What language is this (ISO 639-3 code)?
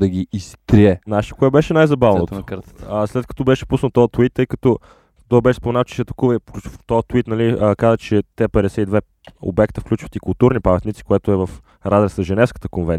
bul